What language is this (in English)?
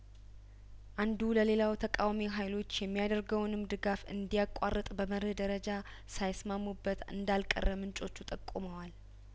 Amharic